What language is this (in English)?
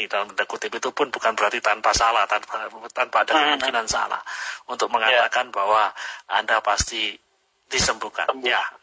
Indonesian